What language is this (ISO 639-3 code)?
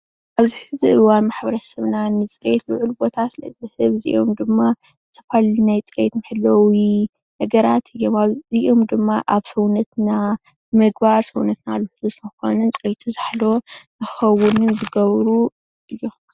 tir